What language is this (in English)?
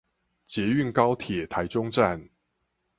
Chinese